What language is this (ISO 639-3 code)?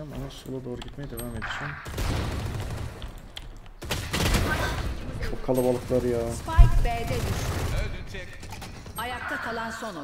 tur